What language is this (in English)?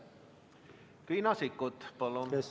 Estonian